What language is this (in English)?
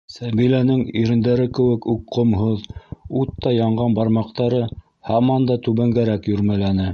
Bashkir